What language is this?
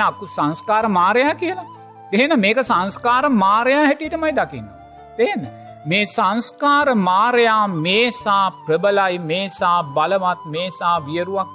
Sinhala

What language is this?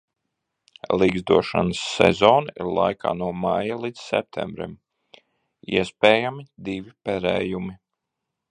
Latvian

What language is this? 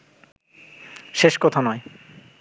Bangla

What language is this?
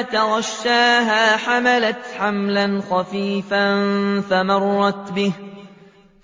Arabic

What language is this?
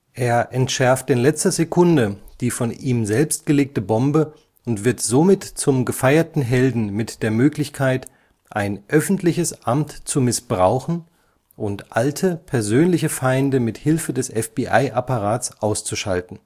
German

